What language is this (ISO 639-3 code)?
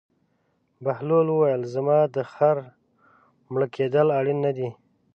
pus